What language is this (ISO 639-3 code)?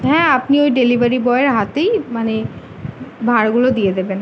ben